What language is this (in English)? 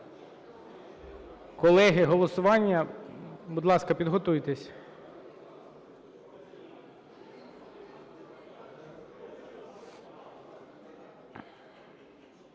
Ukrainian